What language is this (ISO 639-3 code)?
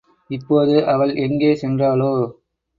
tam